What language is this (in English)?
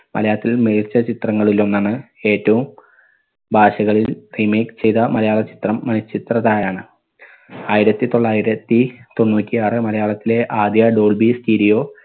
Malayalam